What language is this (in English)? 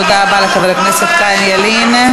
Hebrew